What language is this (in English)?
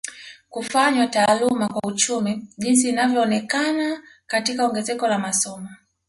Swahili